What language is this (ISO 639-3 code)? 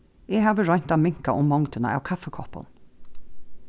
fao